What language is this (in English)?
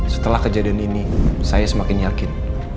Indonesian